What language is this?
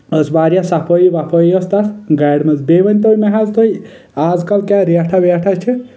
Kashmiri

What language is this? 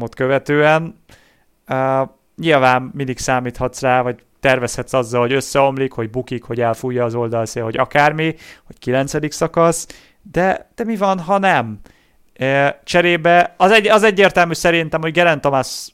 Hungarian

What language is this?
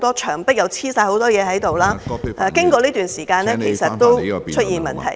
Cantonese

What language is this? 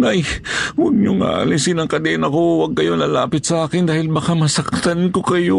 Filipino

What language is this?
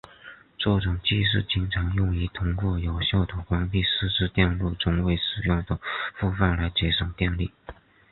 Chinese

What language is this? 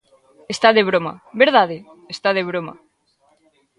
Galician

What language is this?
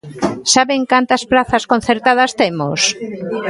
Galician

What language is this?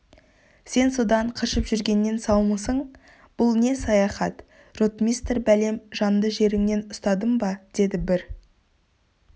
Kazakh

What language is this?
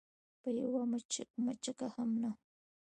Pashto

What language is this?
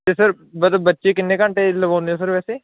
Punjabi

